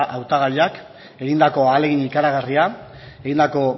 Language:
Basque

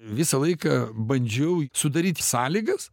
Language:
Lithuanian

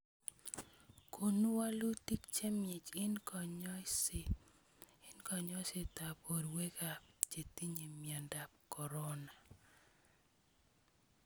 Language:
Kalenjin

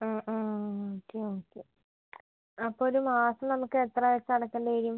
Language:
Malayalam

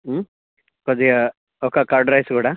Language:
Telugu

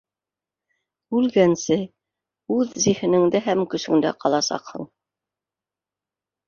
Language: Bashkir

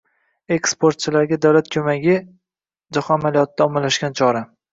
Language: Uzbek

